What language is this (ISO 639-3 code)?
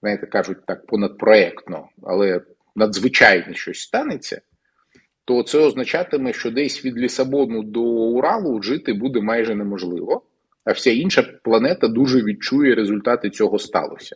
ukr